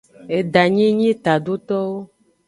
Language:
Aja (Benin)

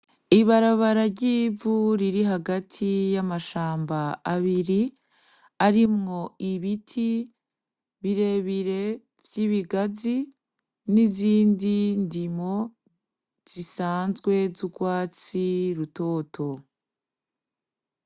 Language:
Rundi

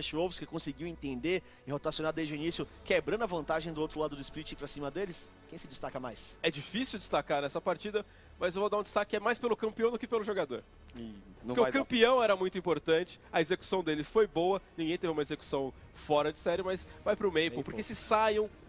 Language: Portuguese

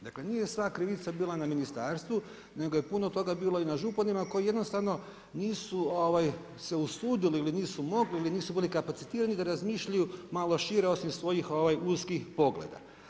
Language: Croatian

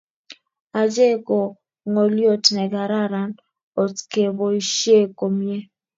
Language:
Kalenjin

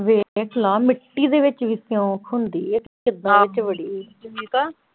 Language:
Punjabi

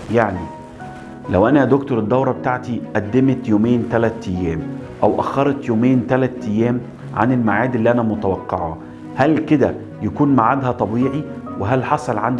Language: Arabic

